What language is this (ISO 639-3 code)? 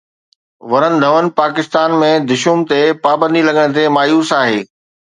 snd